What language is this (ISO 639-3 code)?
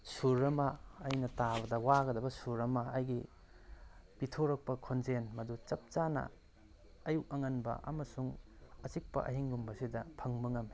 mni